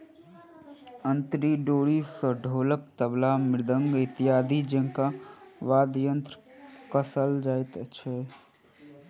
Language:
Maithili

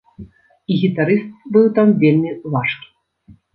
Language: Belarusian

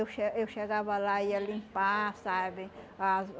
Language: Portuguese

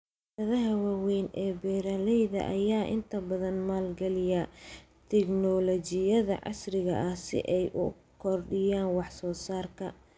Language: Somali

